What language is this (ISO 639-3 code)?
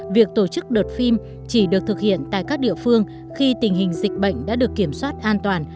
vie